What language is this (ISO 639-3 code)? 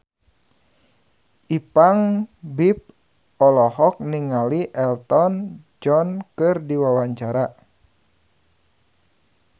sun